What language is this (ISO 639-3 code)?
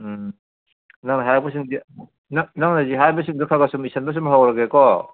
mni